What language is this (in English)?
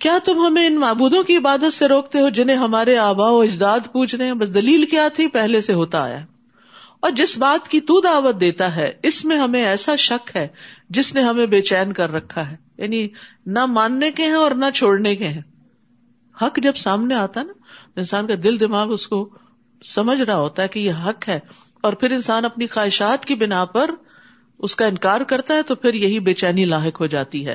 Urdu